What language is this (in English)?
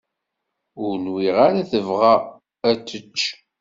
Kabyle